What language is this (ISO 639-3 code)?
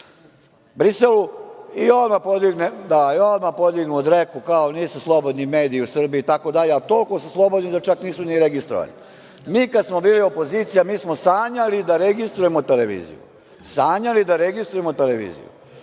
srp